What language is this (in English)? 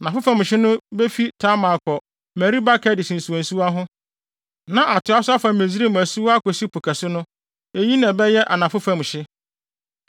Akan